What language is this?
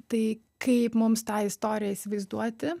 Lithuanian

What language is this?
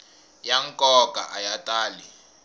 Tsonga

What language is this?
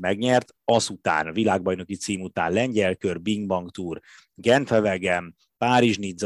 Hungarian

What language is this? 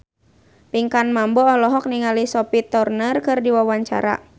Sundanese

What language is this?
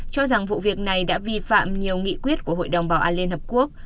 Vietnamese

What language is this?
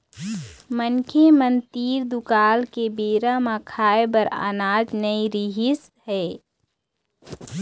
Chhattisgarhi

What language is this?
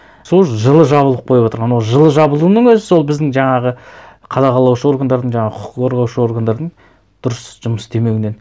Kazakh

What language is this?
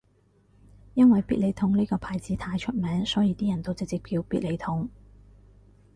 Cantonese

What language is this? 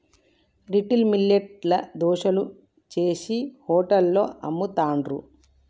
Telugu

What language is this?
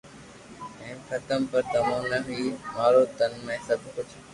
Loarki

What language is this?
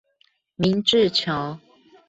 Chinese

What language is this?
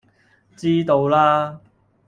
Cantonese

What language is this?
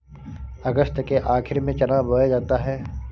Hindi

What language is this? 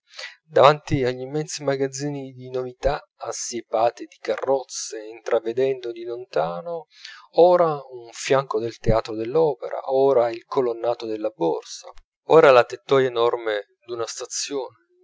Italian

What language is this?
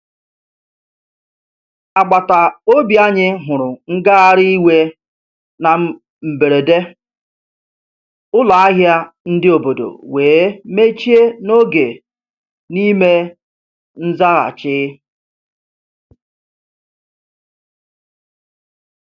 Igbo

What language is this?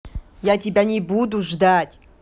Russian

